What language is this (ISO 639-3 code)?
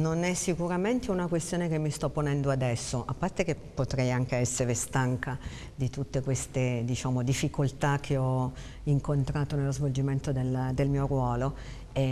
ita